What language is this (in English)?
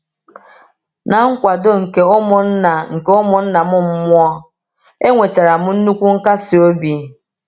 Igbo